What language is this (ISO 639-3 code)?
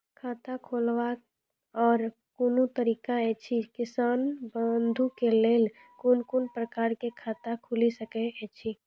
mai